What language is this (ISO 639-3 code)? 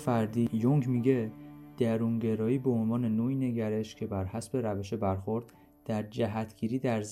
fas